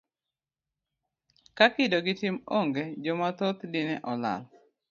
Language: Luo (Kenya and Tanzania)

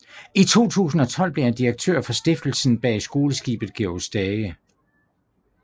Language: Danish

